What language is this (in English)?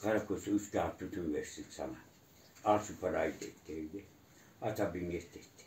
Turkish